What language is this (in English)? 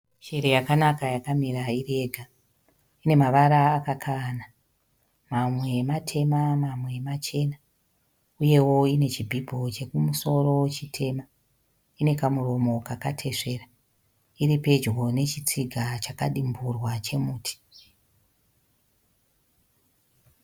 Shona